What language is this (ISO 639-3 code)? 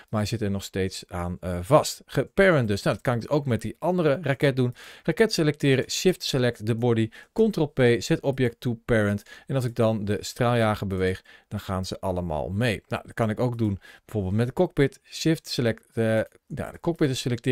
nld